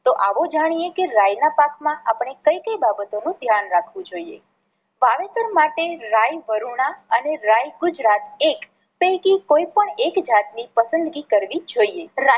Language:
Gujarati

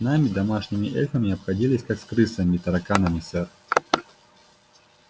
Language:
Russian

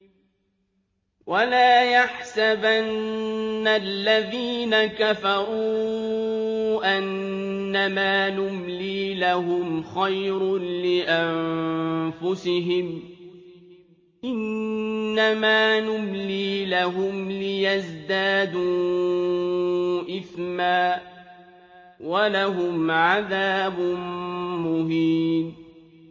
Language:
Arabic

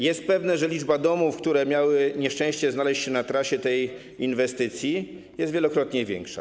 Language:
Polish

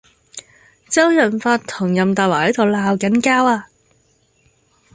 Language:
Cantonese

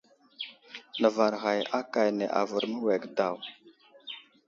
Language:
Wuzlam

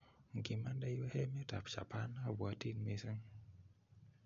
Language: Kalenjin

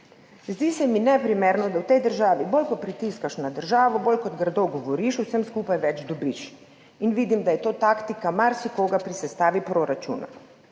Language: Slovenian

